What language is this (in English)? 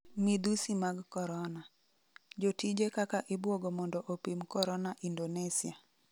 Luo (Kenya and Tanzania)